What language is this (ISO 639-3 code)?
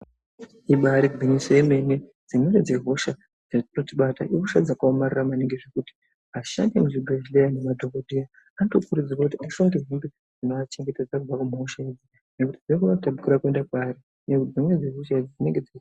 ndc